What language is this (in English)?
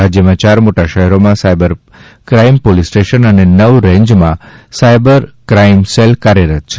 Gujarati